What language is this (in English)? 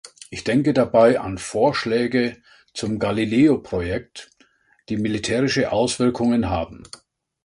German